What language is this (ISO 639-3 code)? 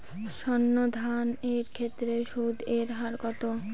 ben